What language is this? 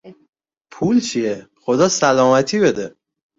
Persian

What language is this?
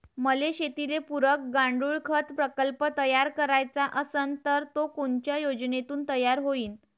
Marathi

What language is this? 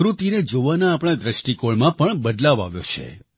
Gujarati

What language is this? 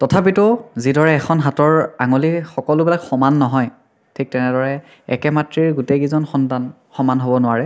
Assamese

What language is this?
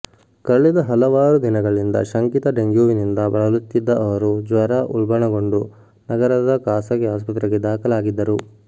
Kannada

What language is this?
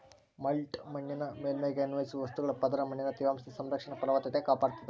Kannada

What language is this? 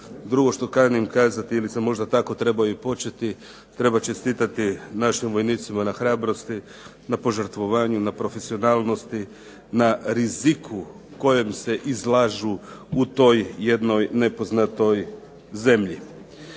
Croatian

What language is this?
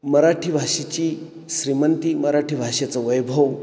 Marathi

